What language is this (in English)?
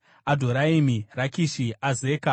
Shona